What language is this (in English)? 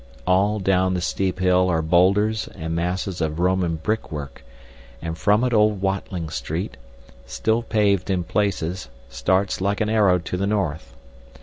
English